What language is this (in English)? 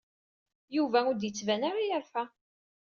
Kabyle